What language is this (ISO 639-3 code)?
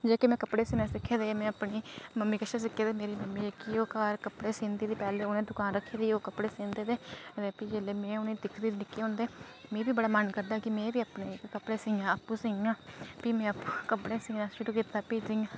doi